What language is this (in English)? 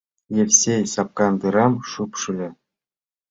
Mari